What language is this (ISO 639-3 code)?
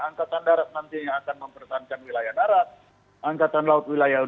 ind